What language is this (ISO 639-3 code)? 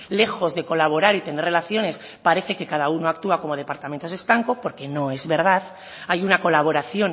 spa